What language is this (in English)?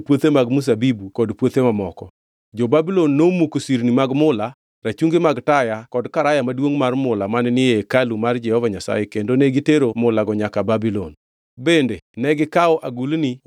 Luo (Kenya and Tanzania)